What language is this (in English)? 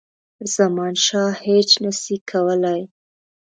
Pashto